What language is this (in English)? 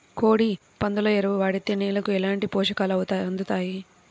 Telugu